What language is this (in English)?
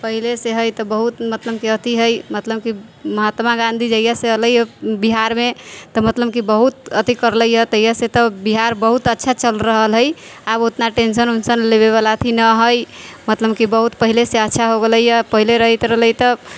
Maithili